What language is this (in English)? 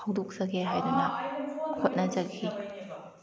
Manipuri